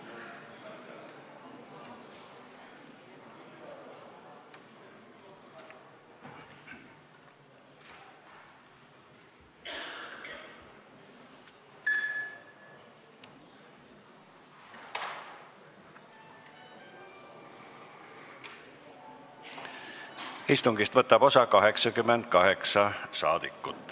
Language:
Estonian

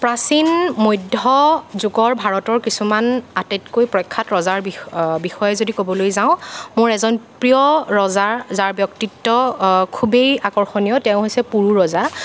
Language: Assamese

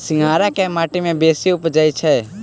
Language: Maithili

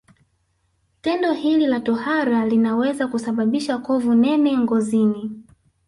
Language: Swahili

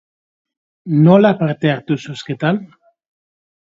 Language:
Basque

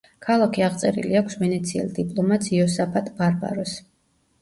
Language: Georgian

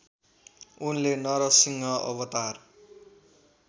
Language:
Nepali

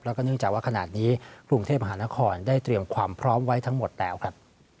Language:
Thai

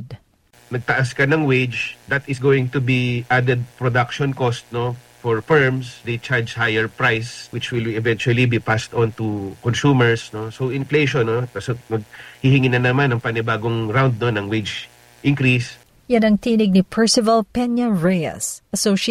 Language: Filipino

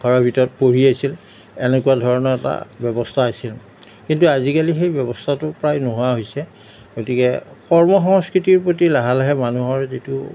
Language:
Assamese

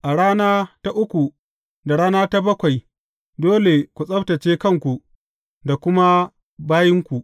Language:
Hausa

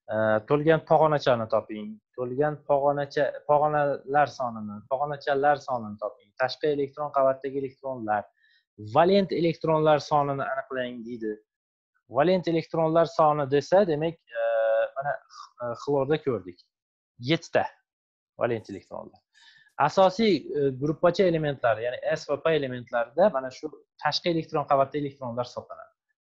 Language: Turkish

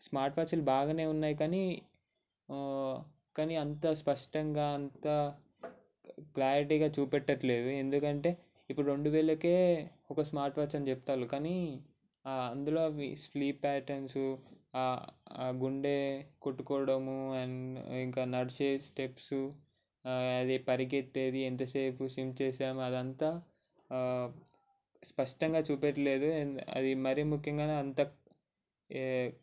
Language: Telugu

